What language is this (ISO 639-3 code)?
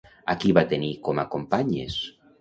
cat